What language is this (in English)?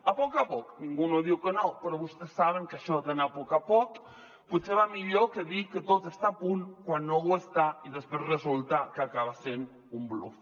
Catalan